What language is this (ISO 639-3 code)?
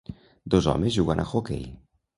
cat